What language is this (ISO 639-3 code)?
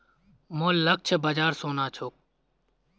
mag